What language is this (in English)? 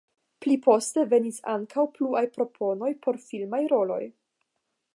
Esperanto